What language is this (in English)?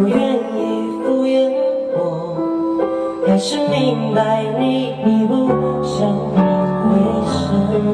Chinese